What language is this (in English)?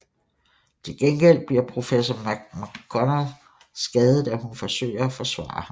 Danish